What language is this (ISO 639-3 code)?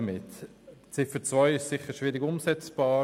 gsw